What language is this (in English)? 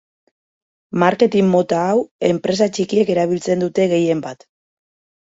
Basque